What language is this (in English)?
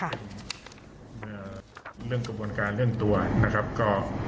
Thai